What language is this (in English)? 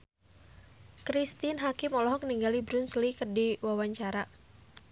Sundanese